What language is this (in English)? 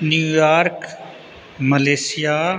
Maithili